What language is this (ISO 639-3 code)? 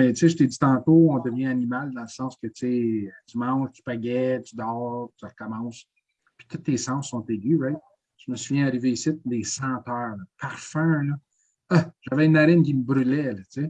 fra